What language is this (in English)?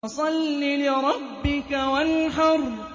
Arabic